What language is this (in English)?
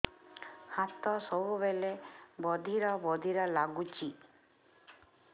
Odia